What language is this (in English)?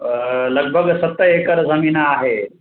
Sindhi